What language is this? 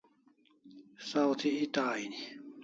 Kalasha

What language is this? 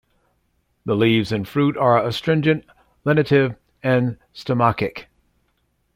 English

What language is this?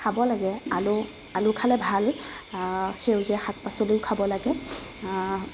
Assamese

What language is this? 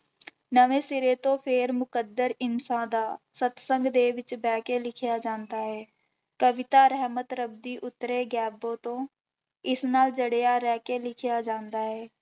Punjabi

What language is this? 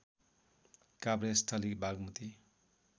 Nepali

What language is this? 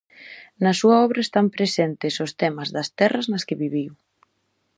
Galician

